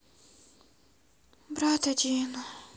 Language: Russian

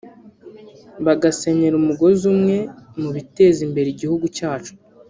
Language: Kinyarwanda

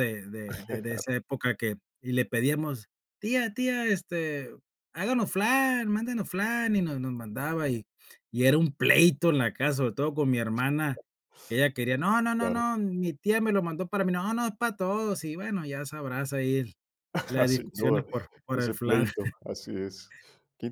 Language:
Spanish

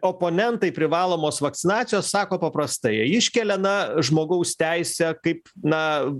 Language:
Lithuanian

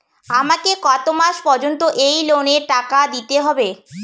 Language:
Bangla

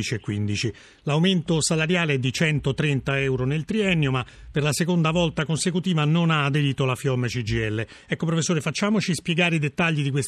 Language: Italian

